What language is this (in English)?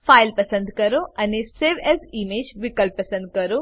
Gujarati